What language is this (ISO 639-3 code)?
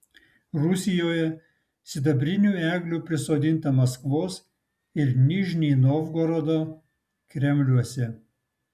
lit